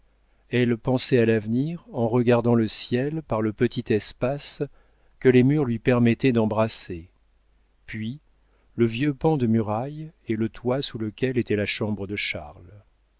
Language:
French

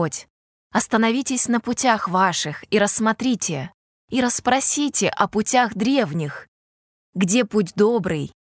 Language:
Russian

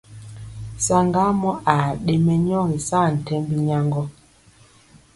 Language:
Mpiemo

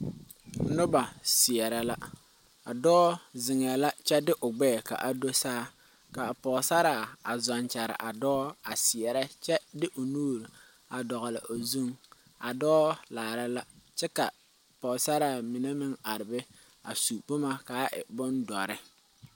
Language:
Southern Dagaare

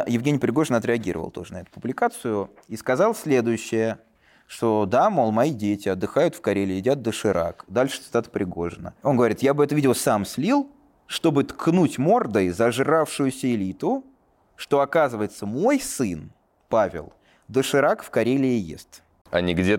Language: Russian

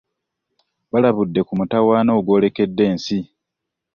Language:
Ganda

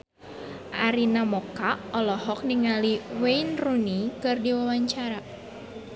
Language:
Sundanese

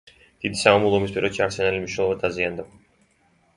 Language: Georgian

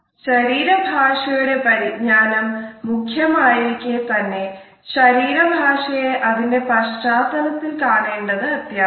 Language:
Malayalam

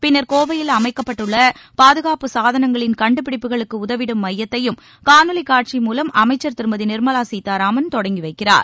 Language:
Tamil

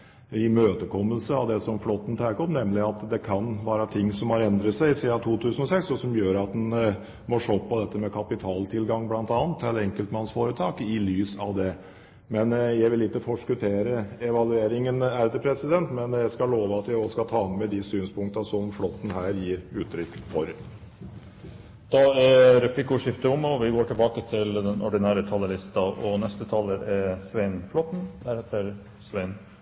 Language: Norwegian Bokmål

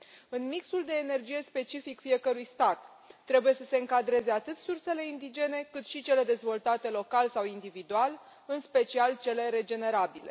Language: Romanian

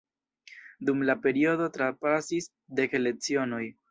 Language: Esperanto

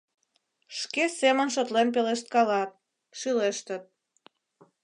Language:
Mari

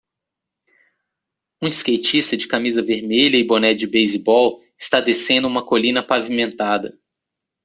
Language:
Portuguese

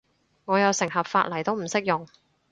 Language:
Cantonese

